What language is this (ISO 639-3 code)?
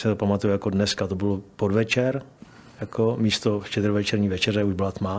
ces